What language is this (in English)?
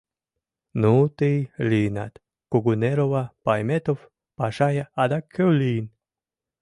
Mari